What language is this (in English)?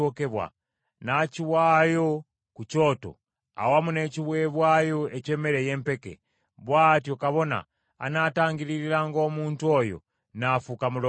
Ganda